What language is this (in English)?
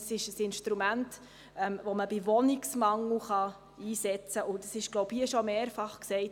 Swiss German